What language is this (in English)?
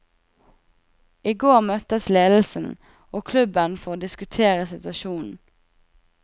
Norwegian